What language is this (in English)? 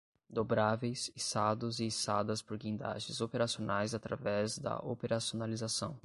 Portuguese